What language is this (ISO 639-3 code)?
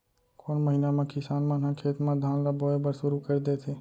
hne